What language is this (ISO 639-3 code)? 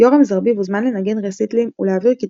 heb